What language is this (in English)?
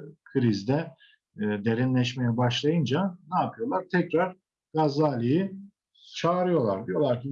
Turkish